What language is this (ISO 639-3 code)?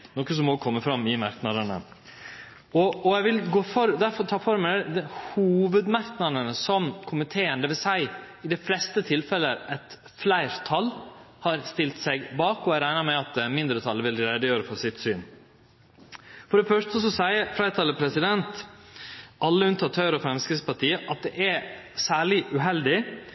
nno